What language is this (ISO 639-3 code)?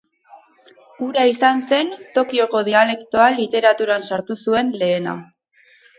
eus